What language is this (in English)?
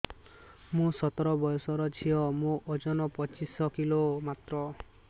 Odia